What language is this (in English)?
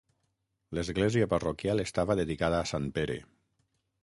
Catalan